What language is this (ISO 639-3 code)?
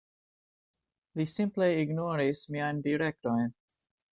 epo